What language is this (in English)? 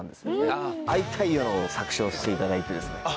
Japanese